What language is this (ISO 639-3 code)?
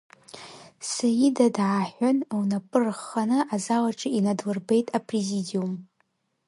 abk